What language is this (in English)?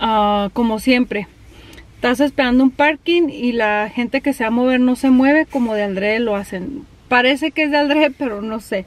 Spanish